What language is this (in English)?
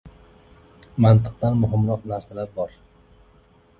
Uzbek